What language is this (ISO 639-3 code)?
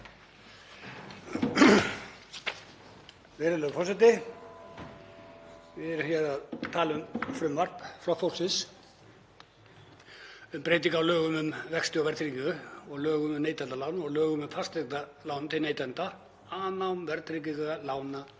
isl